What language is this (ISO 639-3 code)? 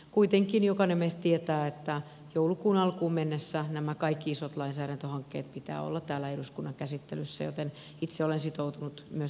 fin